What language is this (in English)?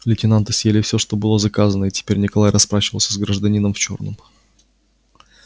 Russian